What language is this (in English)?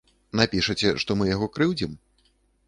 Belarusian